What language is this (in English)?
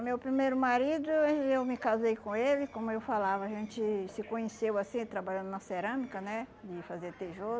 Portuguese